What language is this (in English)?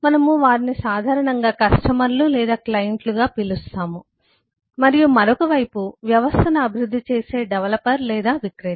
Telugu